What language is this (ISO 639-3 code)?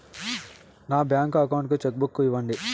tel